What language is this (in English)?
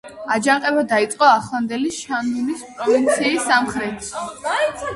Georgian